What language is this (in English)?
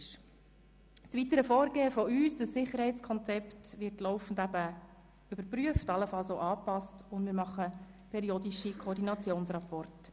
Swiss German